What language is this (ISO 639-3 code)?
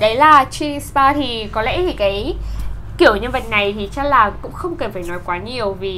vie